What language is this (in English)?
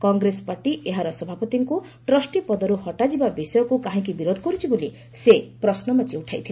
Odia